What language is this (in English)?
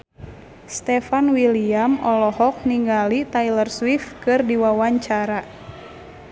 Sundanese